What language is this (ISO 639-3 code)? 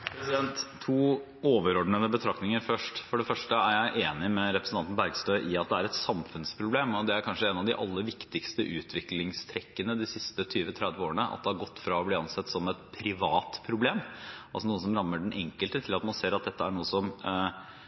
nob